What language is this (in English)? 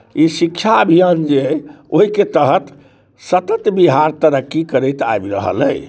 Maithili